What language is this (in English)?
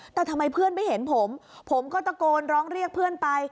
Thai